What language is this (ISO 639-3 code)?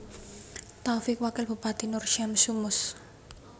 jav